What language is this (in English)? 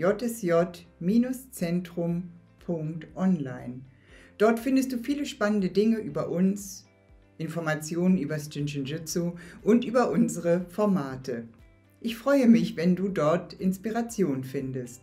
German